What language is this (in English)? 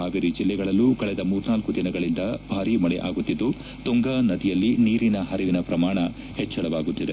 Kannada